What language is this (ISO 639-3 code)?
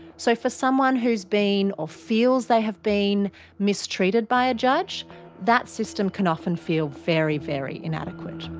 eng